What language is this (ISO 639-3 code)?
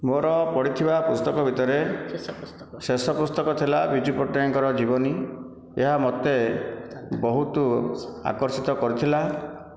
ori